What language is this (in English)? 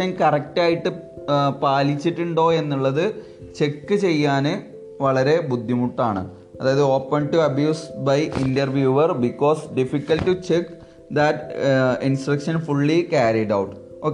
Malayalam